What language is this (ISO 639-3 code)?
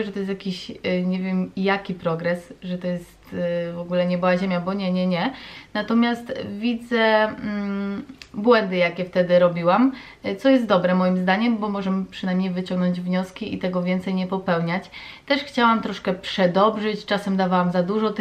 pol